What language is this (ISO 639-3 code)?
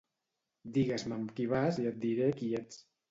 cat